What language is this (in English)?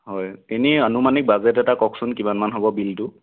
Assamese